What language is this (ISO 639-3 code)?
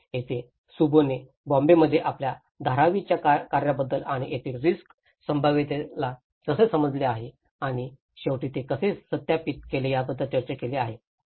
mar